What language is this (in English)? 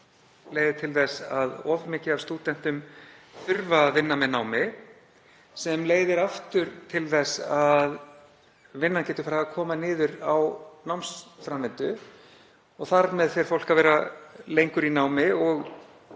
Icelandic